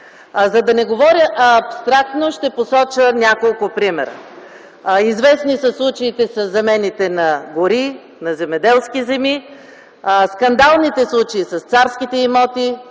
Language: Bulgarian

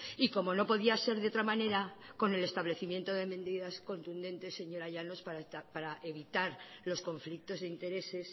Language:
Spanish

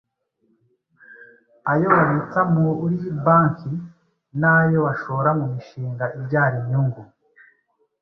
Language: Kinyarwanda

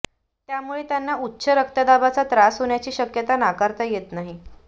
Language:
Marathi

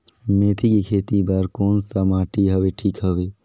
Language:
Chhattisgarhi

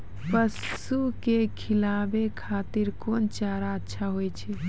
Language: Maithili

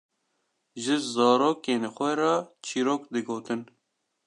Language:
Kurdish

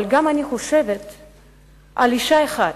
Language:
Hebrew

